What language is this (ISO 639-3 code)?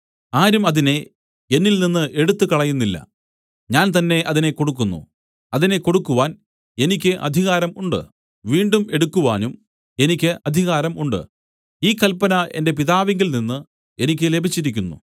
mal